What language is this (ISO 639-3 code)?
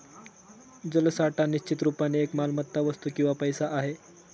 mar